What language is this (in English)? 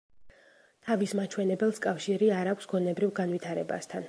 Georgian